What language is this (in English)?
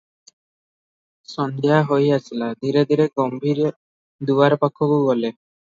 Odia